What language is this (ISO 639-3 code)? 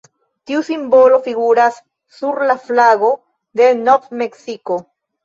epo